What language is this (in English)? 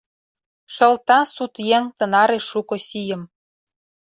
Mari